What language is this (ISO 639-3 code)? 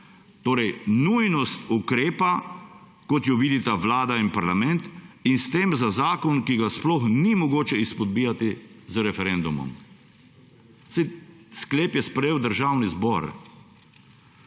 slv